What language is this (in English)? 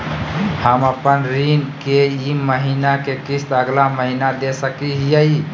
Magahi